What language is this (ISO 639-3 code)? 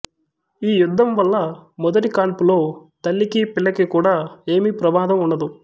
tel